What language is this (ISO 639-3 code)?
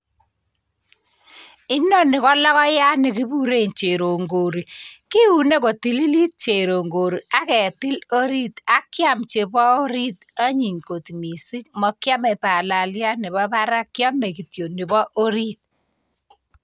kln